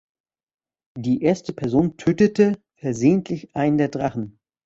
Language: German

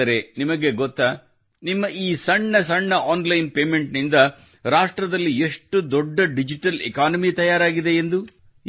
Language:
Kannada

